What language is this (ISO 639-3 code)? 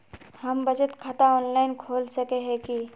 mag